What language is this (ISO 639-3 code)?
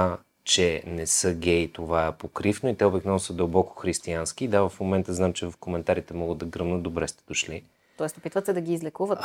bul